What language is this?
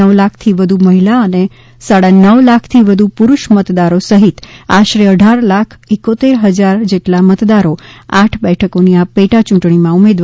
Gujarati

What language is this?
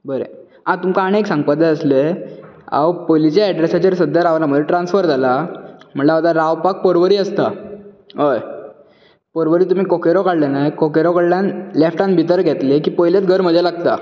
Konkani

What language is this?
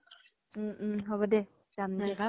Assamese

